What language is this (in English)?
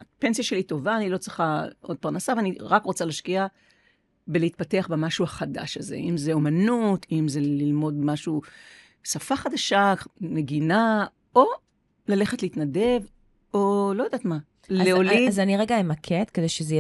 Hebrew